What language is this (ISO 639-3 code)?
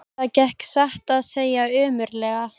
isl